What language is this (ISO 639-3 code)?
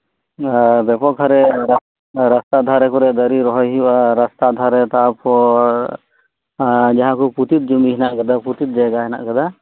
sat